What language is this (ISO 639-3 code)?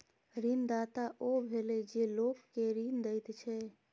mai